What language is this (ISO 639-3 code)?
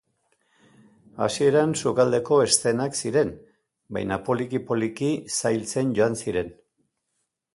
eus